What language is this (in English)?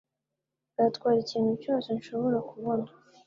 Kinyarwanda